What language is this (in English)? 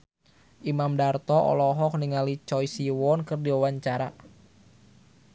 Sundanese